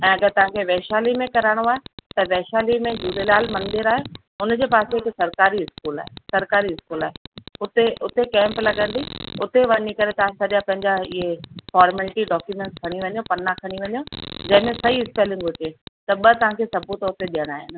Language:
Sindhi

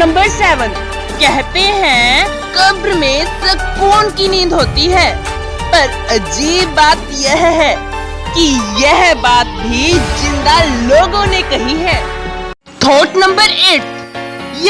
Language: Hindi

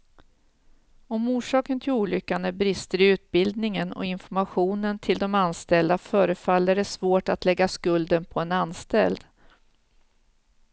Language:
Swedish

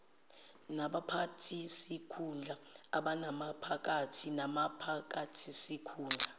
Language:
Zulu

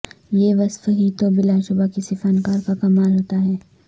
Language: Urdu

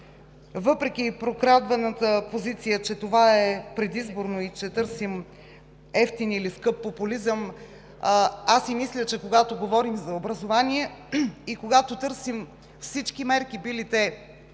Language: Bulgarian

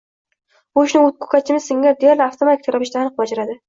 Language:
Uzbek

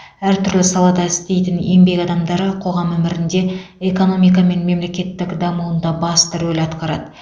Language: Kazakh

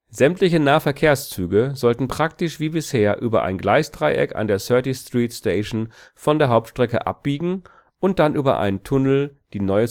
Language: German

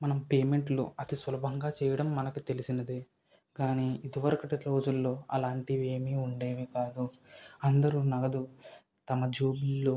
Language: Telugu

